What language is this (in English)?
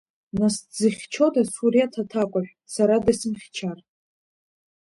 Abkhazian